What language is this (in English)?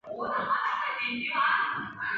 Chinese